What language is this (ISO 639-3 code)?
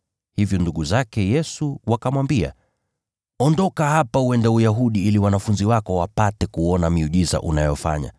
swa